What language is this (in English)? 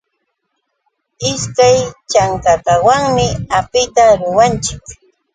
Yauyos Quechua